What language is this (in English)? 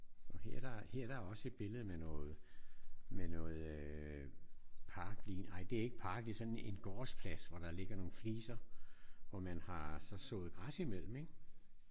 Danish